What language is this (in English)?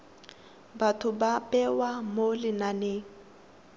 Tswana